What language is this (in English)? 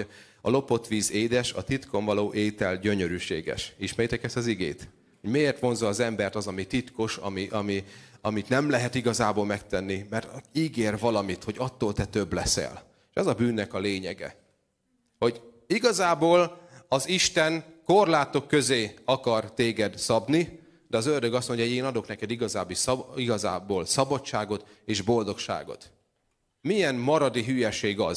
Hungarian